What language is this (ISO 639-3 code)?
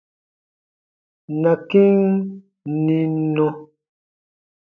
bba